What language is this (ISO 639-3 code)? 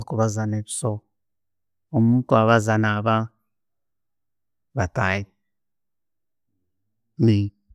ttj